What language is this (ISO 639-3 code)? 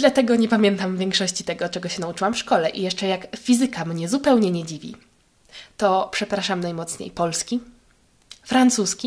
pol